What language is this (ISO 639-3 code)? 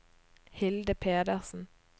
nor